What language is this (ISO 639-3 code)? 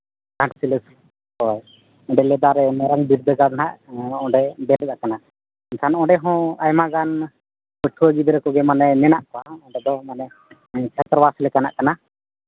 sat